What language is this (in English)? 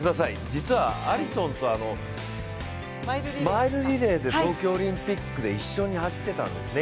Japanese